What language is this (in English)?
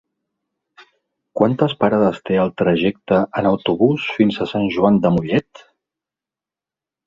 Catalan